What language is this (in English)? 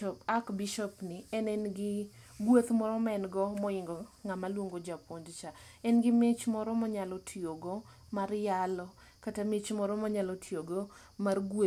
Luo (Kenya and Tanzania)